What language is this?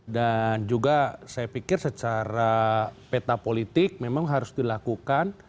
Indonesian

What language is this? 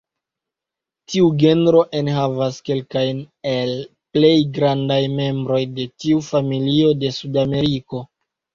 Esperanto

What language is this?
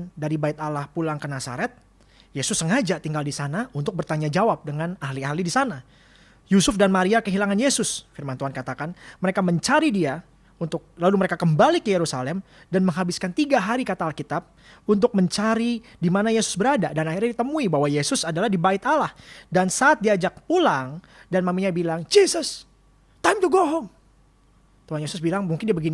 Indonesian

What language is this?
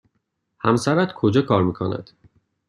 Persian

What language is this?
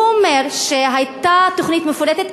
Hebrew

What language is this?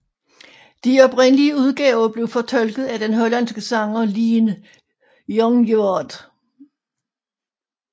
Danish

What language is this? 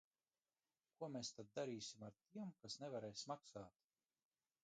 Latvian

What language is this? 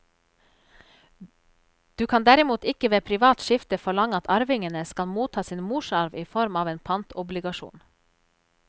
Norwegian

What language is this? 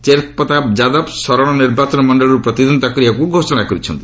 Odia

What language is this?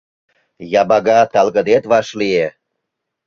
Mari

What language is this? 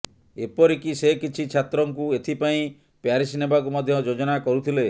Odia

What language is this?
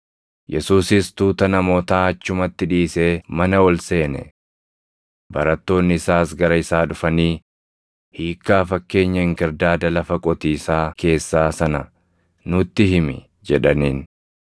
Oromo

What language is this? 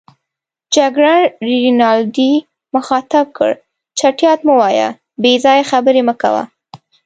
Pashto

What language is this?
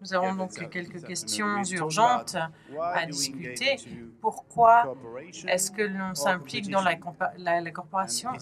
French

